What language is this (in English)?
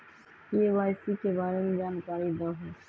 Magahi